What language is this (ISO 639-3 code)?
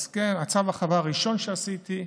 heb